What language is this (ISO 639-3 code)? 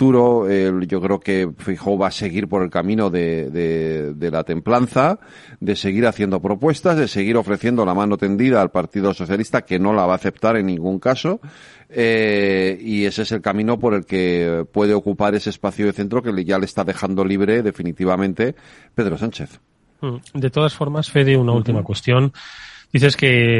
spa